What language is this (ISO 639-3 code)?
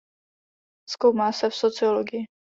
ces